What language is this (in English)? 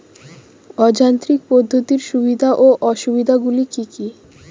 Bangla